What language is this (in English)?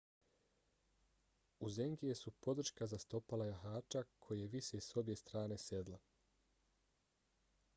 Bosnian